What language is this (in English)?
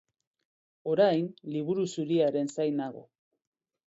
Basque